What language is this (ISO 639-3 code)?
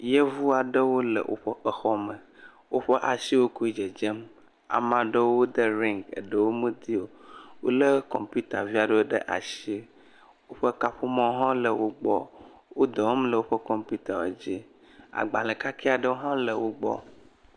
ewe